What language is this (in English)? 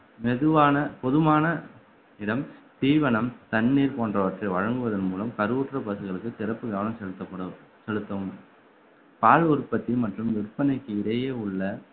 Tamil